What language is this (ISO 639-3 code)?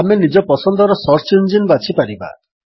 ori